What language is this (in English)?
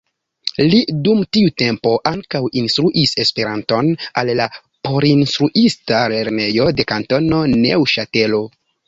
Esperanto